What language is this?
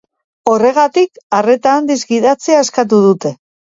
Basque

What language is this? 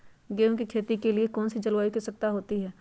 Magahi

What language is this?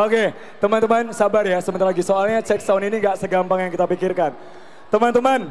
Indonesian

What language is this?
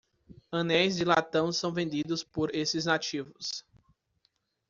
Portuguese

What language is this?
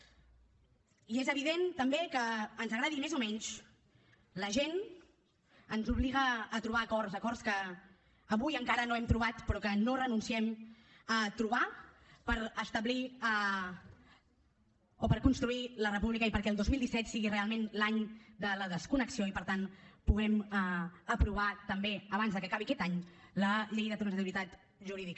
Catalan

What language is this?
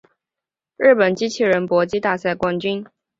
Chinese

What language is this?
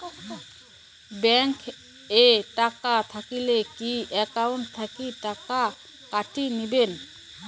Bangla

